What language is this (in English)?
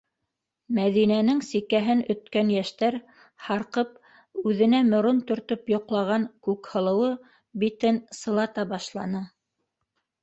Bashkir